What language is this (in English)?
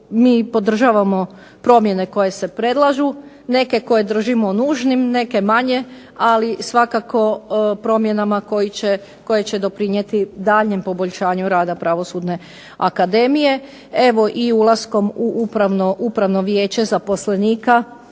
Croatian